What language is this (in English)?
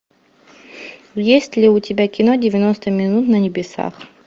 Russian